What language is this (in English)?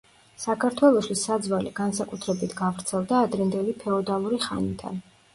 Georgian